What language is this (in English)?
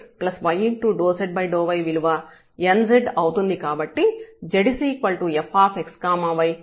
Telugu